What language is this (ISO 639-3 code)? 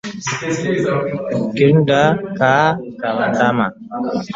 swa